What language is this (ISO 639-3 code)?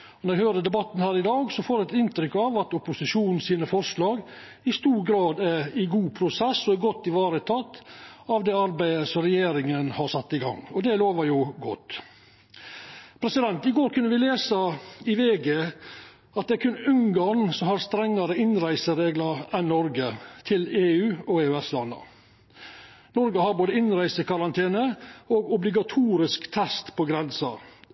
nno